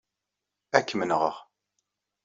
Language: Kabyle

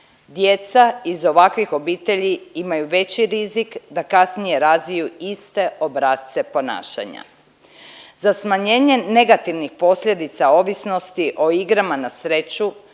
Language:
Croatian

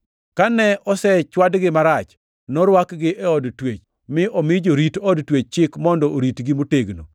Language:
Luo (Kenya and Tanzania)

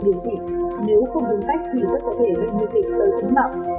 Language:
Vietnamese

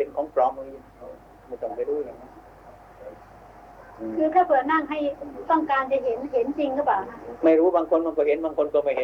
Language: Thai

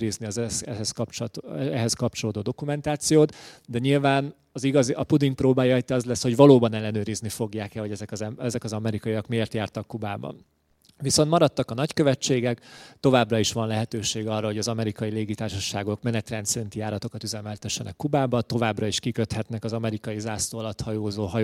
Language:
Hungarian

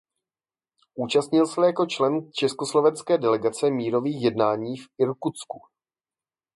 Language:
Czech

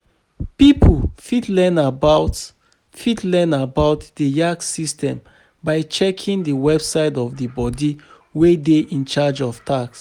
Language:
Nigerian Pidgin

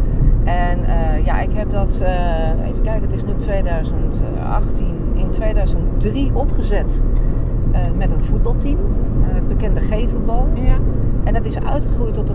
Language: Dutch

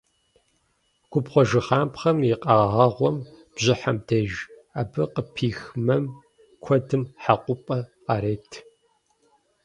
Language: Kabardian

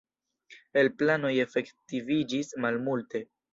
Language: Esperanto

